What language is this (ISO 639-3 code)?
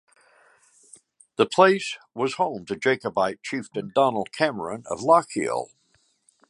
eng